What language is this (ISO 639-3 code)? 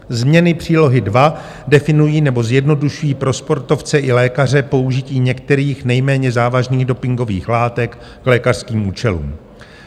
ces